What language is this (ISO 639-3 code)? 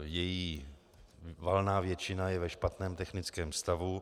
ces